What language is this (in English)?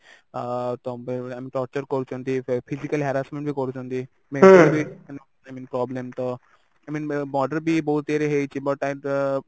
Odia